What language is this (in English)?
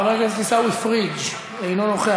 Hebrew